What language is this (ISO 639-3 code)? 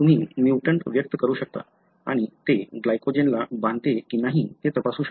mar